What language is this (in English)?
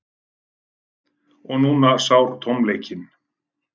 Icelandic